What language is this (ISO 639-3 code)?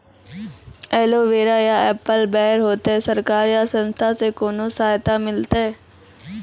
mai